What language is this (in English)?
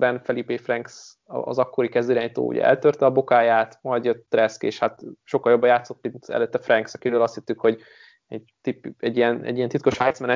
Hungarian